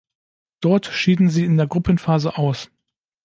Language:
German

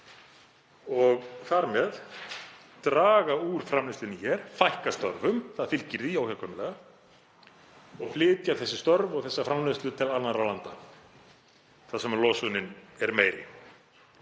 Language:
Icelandic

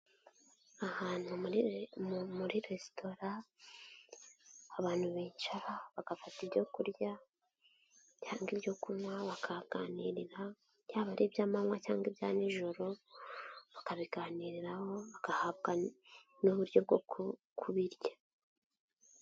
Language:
Kinyarwanda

